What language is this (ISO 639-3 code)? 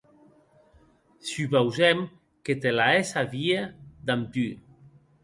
oci